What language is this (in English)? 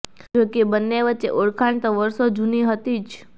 Gujarati